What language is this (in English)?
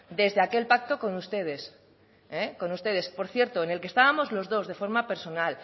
Spanish